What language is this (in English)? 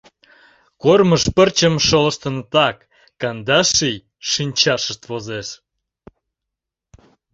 Mari